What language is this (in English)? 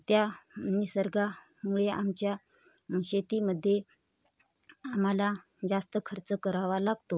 Marathi